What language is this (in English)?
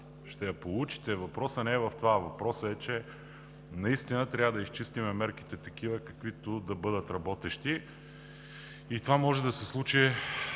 Bulgarian